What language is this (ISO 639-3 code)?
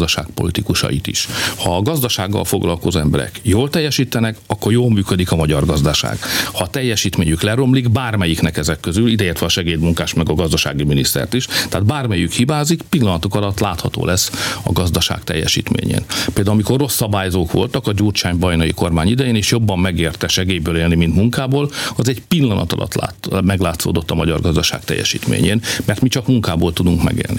hun